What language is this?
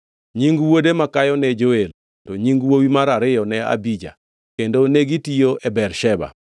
Luo (Kenya and Tanzania)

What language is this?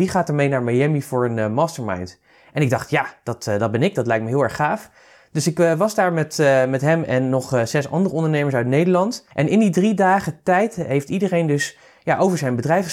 Dutch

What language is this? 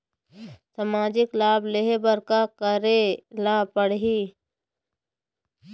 Chhattisgarhi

